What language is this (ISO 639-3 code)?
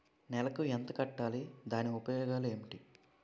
tel